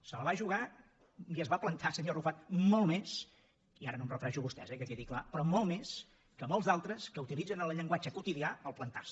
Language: Catalan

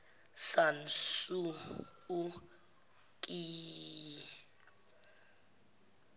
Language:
Zulu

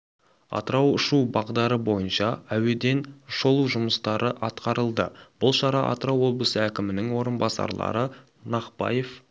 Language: Kazakh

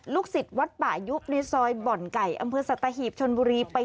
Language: Thai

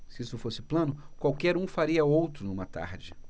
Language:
Portuguese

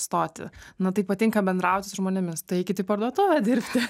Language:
Lithuanian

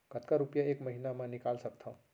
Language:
Chhattisgarhi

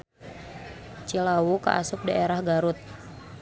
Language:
Sundanese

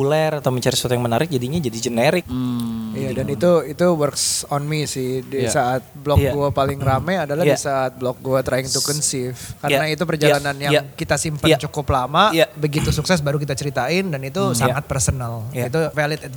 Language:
Indonesian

